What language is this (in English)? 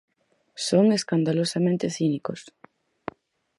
Galician